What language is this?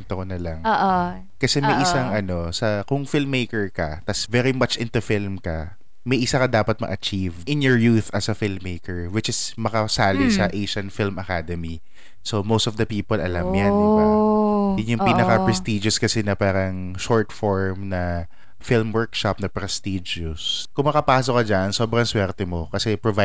Filipino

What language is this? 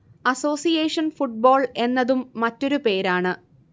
Malayalam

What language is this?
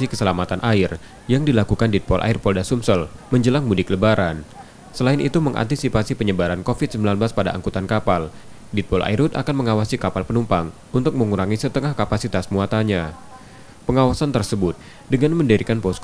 Indonesian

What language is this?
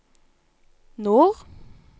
Norwegian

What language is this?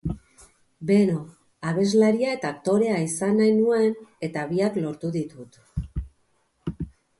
Basque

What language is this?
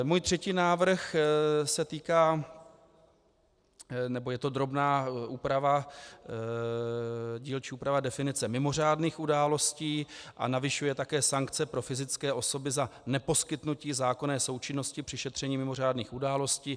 Czech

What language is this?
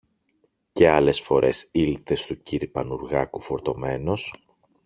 Greek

